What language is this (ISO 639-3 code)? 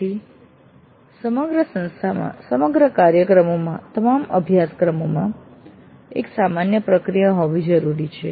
guj